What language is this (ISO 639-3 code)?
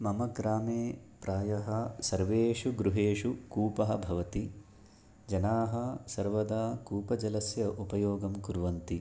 san